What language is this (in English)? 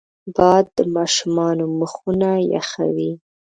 Pashto